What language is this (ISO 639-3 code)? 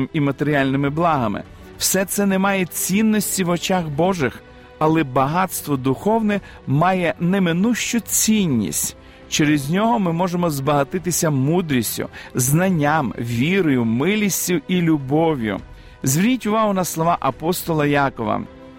ukr